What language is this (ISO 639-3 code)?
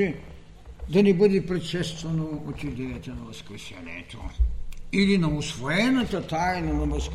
bul